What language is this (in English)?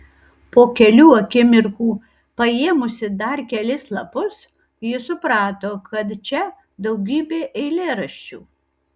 Lithuanian